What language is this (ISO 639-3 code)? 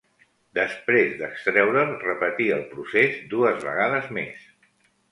cat